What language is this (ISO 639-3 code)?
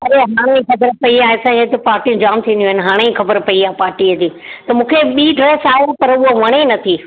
snd